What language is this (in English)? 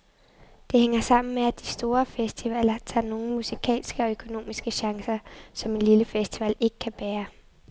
Danish